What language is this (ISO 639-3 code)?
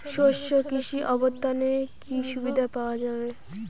ben